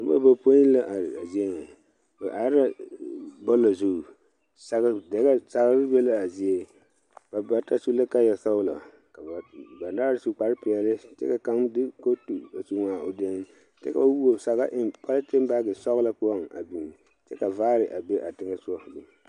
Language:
Southern Dagaare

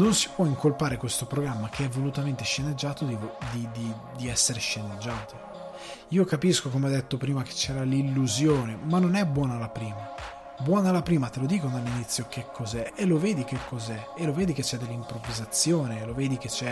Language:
Italian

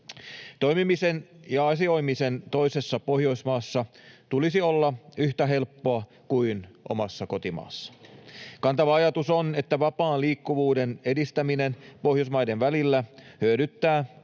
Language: Finnish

